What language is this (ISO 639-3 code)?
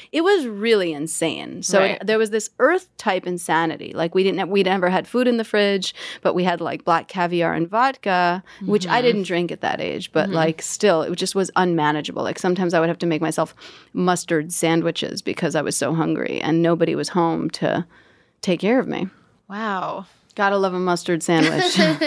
eng